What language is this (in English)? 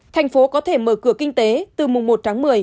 Vietnamese